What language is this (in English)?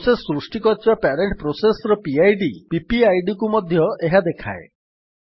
Odia